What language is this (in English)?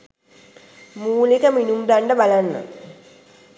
Sinhala